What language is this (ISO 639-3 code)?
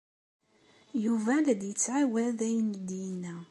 kab